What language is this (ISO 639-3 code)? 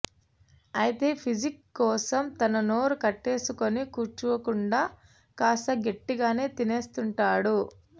tel